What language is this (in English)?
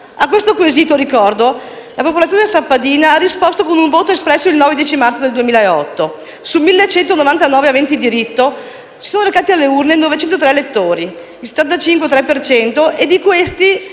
Italian